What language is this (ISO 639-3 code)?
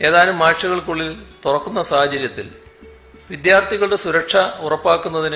mal